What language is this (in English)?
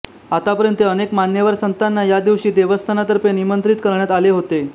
Marathi